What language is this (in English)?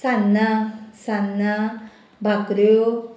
Konkani